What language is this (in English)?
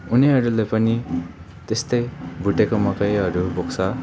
Nepali